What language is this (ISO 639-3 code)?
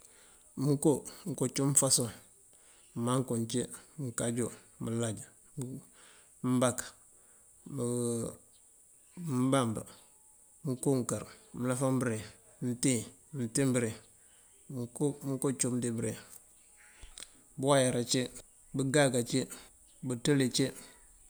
mfv